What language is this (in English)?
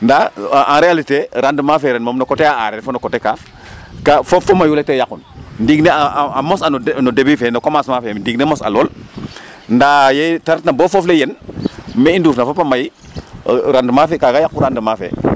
Serer